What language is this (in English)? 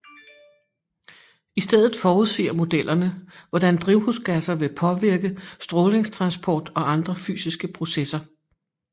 Danish